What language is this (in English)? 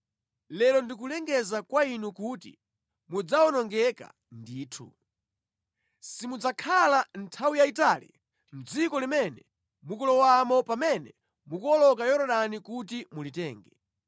Nyanja